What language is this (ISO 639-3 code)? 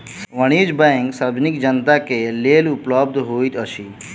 mai